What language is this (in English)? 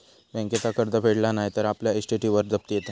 Marathi